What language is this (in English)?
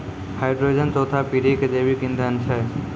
Maithili